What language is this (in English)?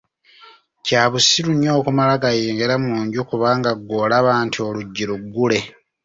Ganda